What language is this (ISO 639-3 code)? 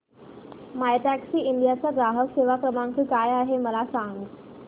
mar